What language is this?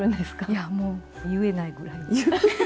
Japanese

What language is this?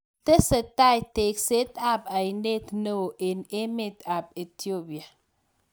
Kalenjin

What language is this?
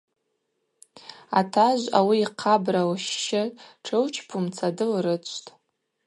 Abaza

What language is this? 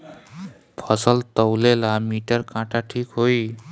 Bhojpuri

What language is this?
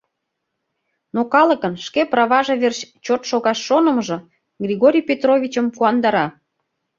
Mari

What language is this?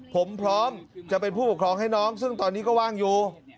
Thai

